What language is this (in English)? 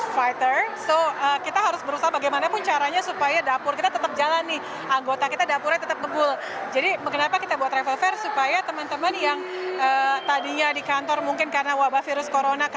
Indonesian